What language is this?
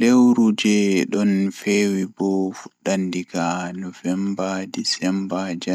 Fula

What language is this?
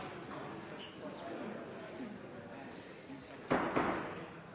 Norwegian Nynorsk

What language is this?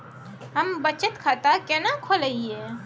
Maithili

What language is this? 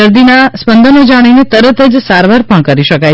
Gujarati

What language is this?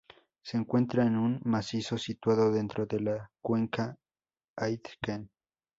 Spanish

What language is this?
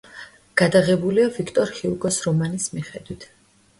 Georgian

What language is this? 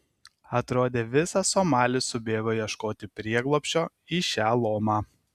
Lithuanian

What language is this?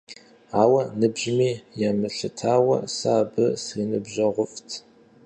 Kabardian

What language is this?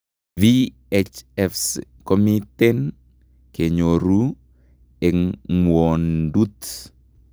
Kalenjin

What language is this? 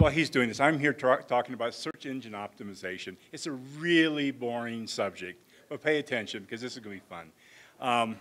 English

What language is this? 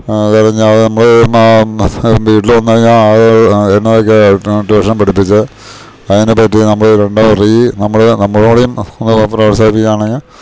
Malayalam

